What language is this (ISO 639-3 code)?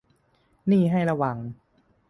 tha